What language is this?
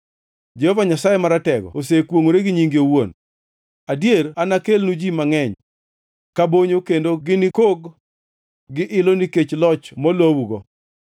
Luo (Kenya and Tanzania)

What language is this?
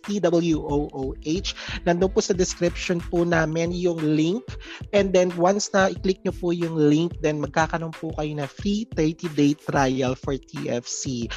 Filipino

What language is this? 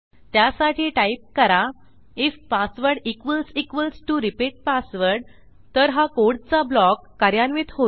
Marathi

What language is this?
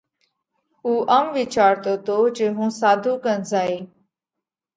Parkari Koli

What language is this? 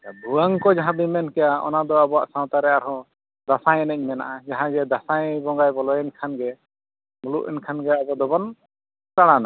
Santali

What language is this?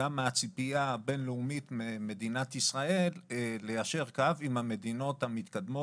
Hebrew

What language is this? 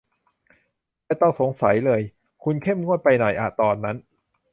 Thai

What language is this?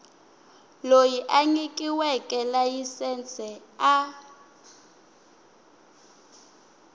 Tsonga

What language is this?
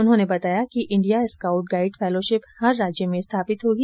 Hindi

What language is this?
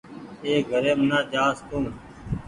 Goaria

